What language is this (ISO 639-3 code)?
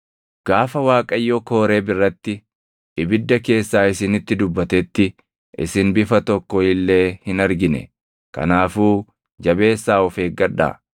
orm